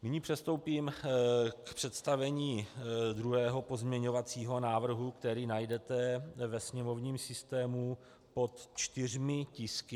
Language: Czech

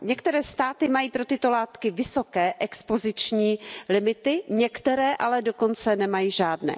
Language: Czech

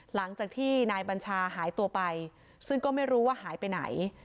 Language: Thai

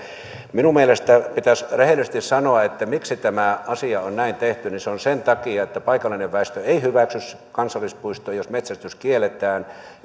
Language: Finnish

